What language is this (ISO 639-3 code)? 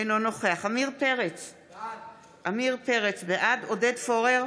heb